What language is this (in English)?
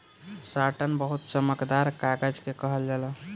Bhojpuri